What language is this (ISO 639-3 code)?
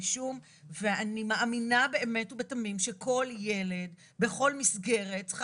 heb